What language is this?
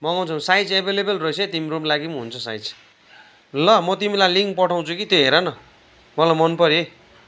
Nepali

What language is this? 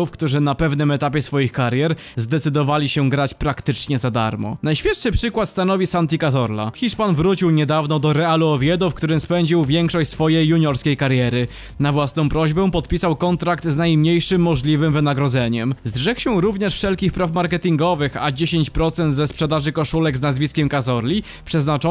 Polish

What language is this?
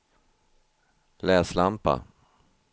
Swedish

